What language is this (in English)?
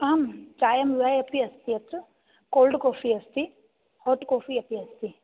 Sanskrit